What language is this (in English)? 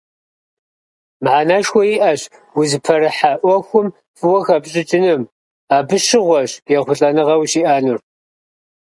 Kabardian